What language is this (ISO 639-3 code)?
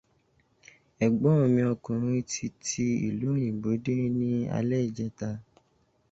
yor